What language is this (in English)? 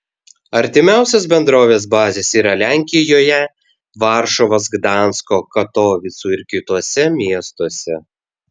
Lithuanian